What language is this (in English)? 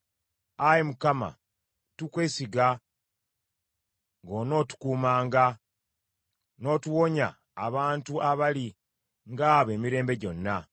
Ganda